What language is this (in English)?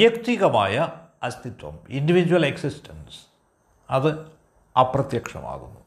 Malayalam